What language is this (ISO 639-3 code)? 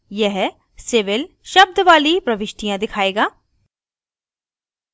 hin